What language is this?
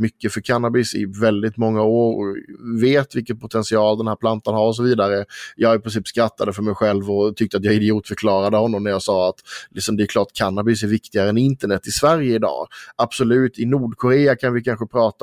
Swedish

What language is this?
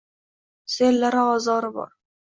Uzbek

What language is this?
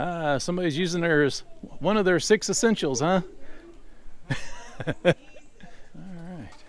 English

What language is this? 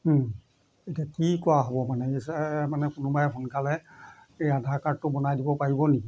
Assamese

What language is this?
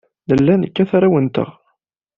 Kabyle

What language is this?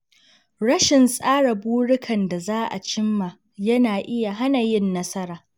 Hausa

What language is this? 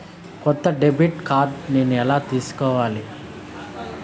Telugu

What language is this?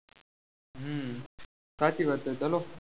Gujarati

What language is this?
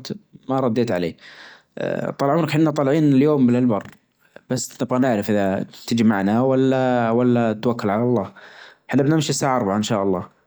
Najdi Arabic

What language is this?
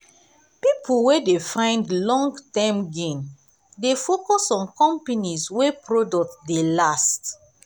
Nigerian Pidgin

